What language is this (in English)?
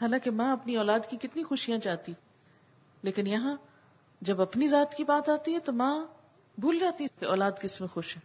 Urdu